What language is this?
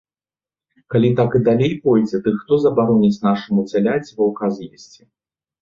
Belarusian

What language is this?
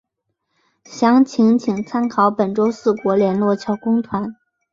Chinese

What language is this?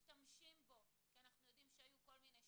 Hebrew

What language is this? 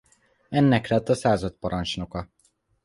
Hungarian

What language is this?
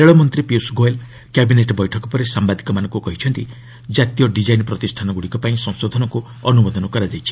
Odia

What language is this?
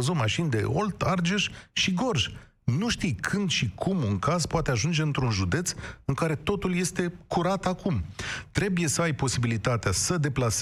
Romanian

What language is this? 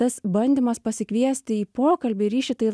Lithuanian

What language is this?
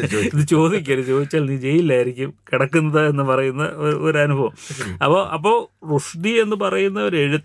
Malayalam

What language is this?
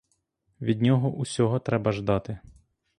Ukrainian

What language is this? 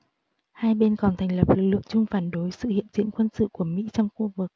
Vietnamese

